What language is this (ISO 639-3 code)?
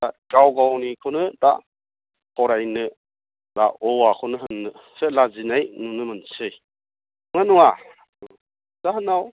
brx